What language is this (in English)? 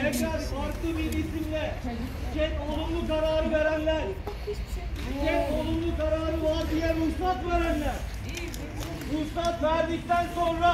Turkish